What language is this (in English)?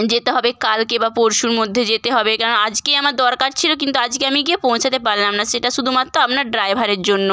Bangla